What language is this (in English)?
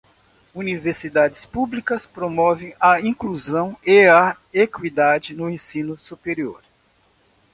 Portuguese